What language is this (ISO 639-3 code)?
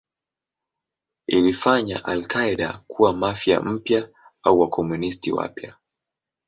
swa